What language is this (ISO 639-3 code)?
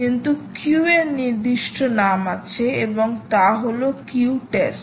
ben